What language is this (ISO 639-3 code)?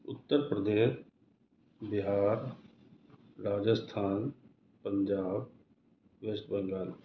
urd